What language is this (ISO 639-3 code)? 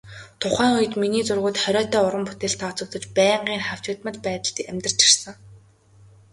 mon